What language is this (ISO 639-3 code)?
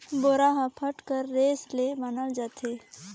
hne